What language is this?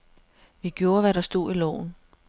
Danish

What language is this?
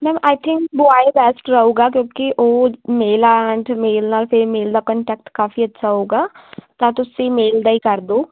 Punjabi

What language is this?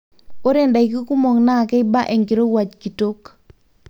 Masai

